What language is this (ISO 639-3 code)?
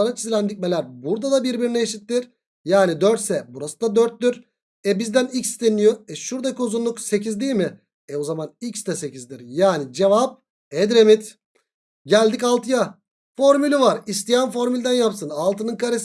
tur